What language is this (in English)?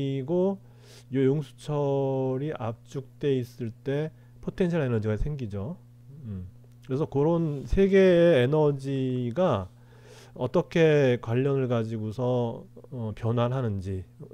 Korean